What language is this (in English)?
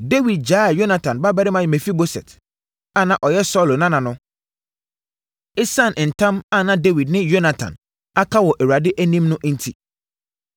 Akan